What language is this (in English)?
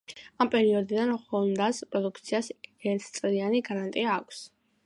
Georgian